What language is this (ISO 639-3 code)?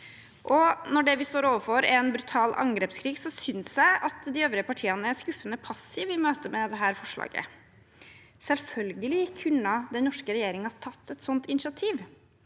nor